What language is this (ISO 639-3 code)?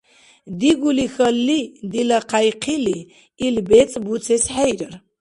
dar